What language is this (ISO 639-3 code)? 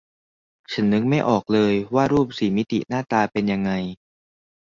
tha